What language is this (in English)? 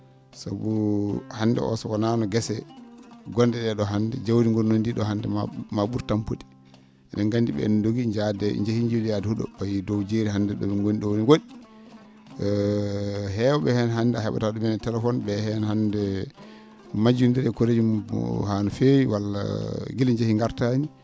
Fula